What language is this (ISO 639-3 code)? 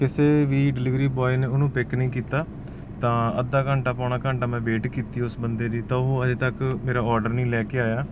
pan